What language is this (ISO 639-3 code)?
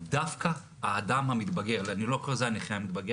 heb